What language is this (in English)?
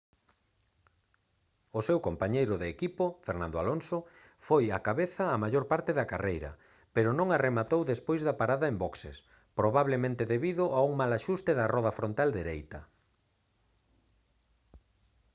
Galician